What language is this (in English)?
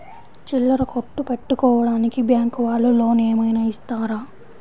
Telugu